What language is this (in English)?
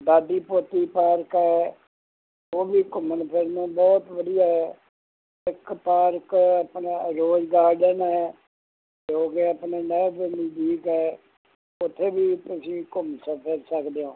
Punjabi